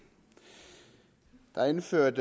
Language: Danish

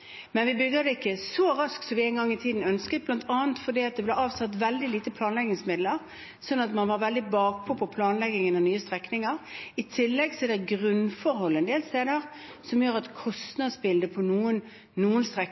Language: Norwegian Bokmål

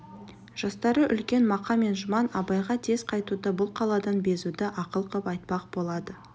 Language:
Kazakh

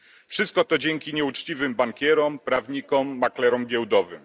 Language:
Polish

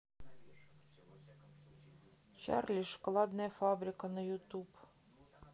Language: Russian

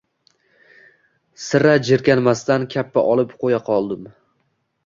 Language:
Uzbek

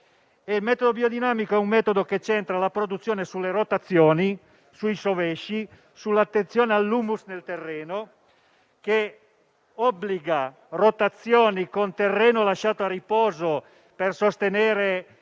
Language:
Italian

